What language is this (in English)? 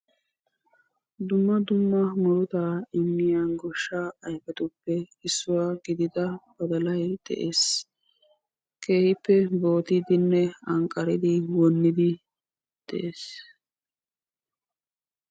Wolaytta